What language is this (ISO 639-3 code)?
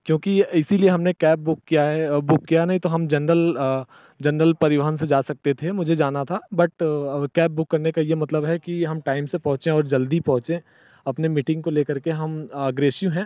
hin